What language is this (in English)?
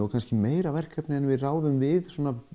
Icelandic